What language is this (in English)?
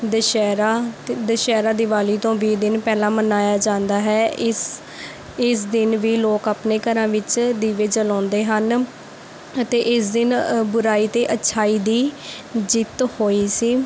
Punjabi